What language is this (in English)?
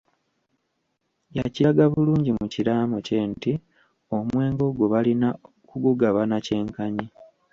Ganda